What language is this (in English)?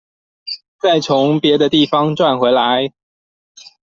Chinese